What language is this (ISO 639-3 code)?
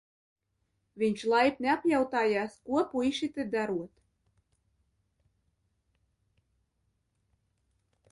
lav